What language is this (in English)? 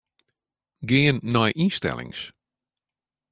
Western Frisian